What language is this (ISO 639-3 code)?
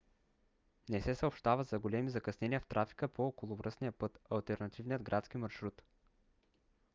bul